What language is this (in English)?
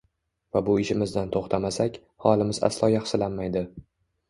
Uzbek